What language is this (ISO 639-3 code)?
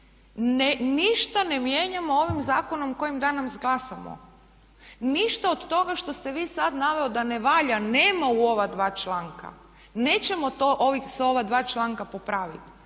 hrv